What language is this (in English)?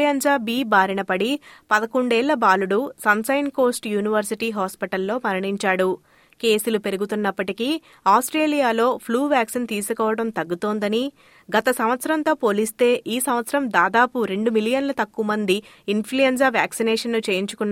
Telugu